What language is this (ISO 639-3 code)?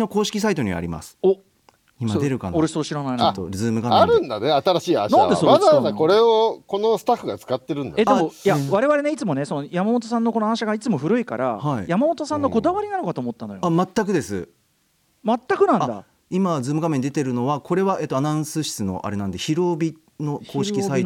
jpn